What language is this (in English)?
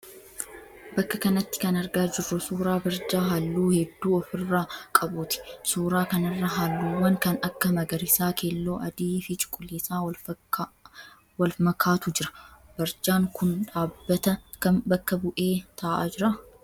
Oromo